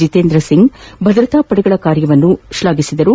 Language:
Kannada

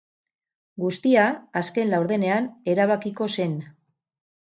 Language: Basque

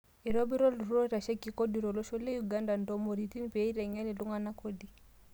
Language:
Masai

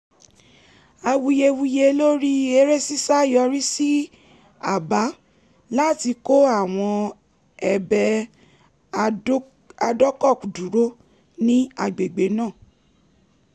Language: Yoruba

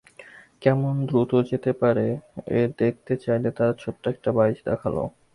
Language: Bangla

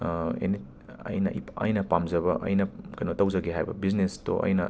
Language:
Manipuri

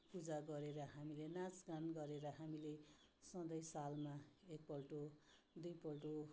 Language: Nepali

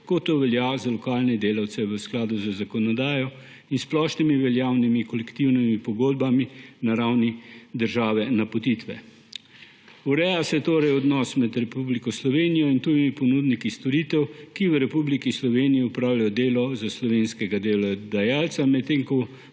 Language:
Slovenian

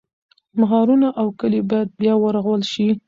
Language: Pashto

